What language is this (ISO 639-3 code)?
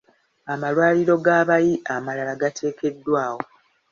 lug